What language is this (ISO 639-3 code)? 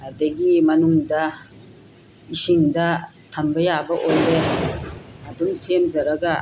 mni